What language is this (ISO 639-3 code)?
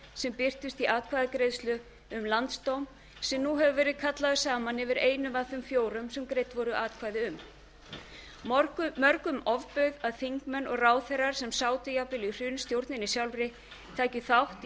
isl